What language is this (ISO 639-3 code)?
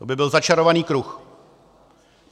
ces